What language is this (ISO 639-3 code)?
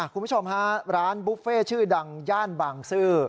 tha